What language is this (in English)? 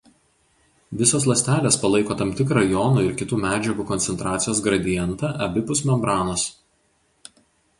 Lithuanian